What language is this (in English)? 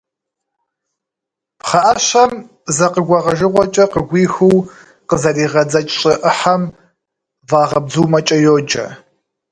Kabardian